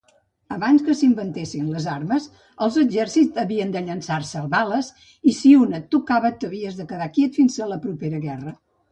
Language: Catalan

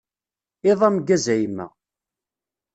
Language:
Kabyle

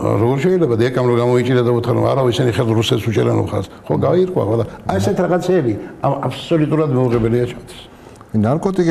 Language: Arabic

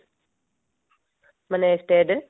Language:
Odia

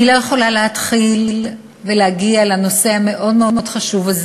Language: Hebrew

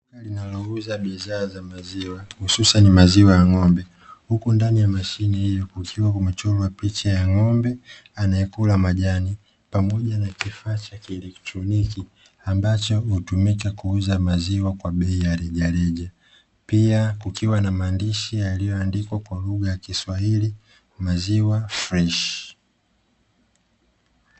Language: Swahili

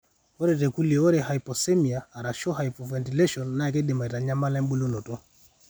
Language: Masai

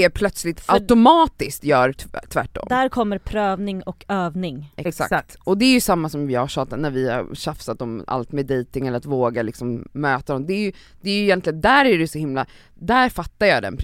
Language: Swedish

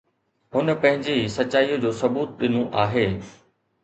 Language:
Sindhi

